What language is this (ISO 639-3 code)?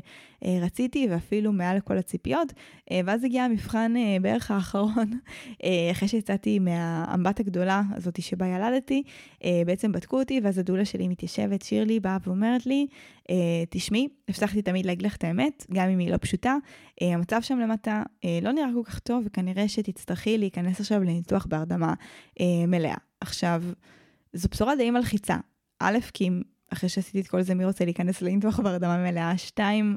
heb